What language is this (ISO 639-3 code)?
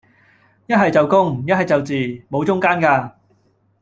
yue